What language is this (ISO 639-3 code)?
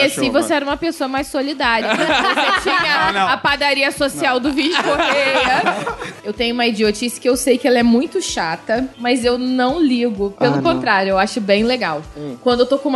por